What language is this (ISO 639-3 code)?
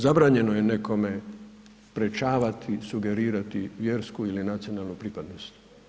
hrv